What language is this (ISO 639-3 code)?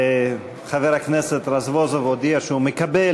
heb